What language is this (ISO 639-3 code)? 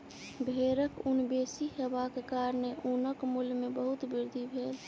mai